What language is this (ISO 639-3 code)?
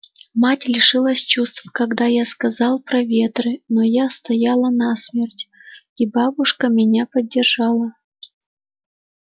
rus